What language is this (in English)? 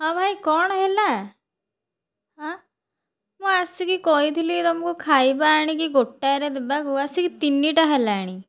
Odia